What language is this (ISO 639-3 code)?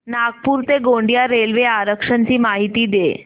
mar